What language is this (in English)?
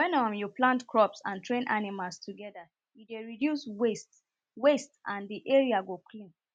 Nigerian Pidgin